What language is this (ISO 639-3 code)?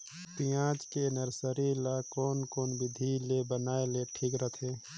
hne